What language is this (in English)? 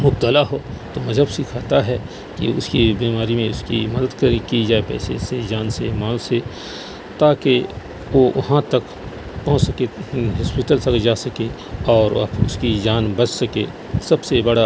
Urdu